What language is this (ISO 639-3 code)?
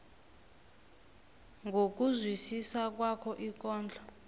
nbl